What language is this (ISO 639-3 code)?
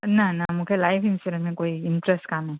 snd